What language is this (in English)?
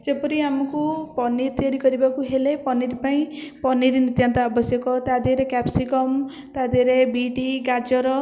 Odia